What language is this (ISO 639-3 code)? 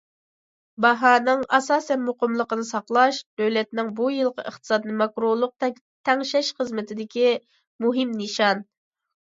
uig